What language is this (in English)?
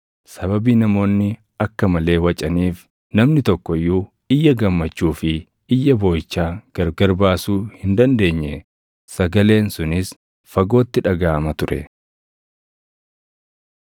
Oromo